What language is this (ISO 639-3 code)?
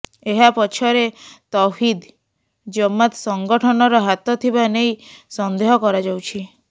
ori